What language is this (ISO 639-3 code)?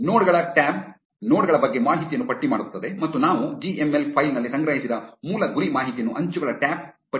kan